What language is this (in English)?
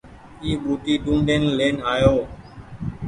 Goaria